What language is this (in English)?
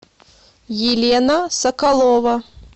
Russian